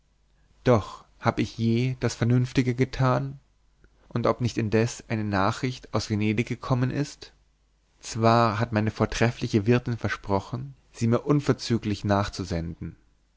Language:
German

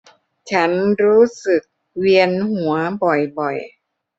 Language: Thai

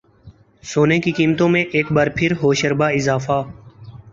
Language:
Urdu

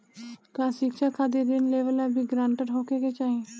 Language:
Bhojpuri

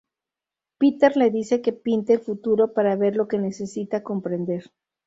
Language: Spanish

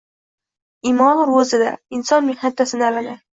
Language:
Uzbek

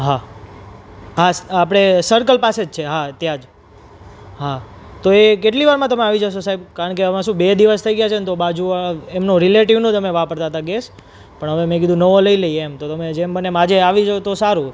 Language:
Gujarati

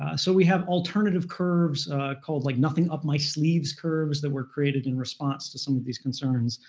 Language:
English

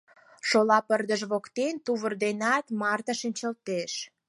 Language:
Mari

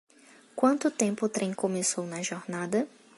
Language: Portuguese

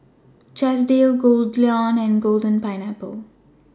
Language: English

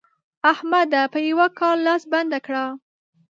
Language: Pashto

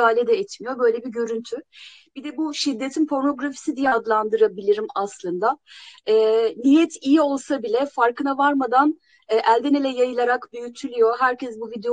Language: Turkish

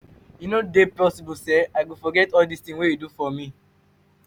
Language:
Nigerian Pidgin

